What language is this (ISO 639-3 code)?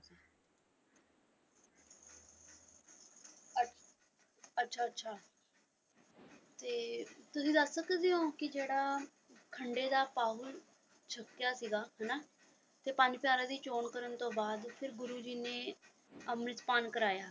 pan